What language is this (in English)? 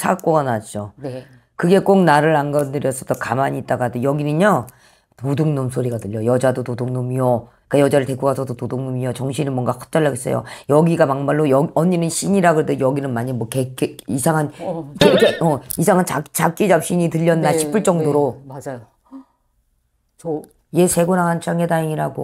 Korean